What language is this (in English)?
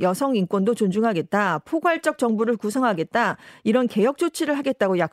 Korean